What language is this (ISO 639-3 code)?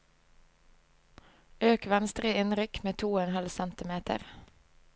nor